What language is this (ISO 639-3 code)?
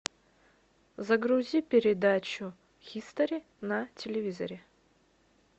rus